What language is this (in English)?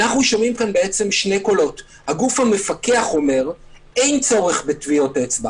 Hebrew